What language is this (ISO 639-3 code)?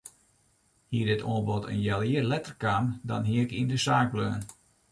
fry